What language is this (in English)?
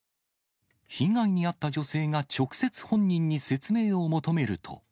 Japanese